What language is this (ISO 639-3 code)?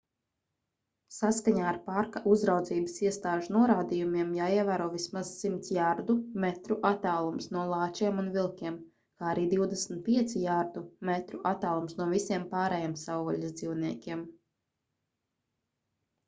lav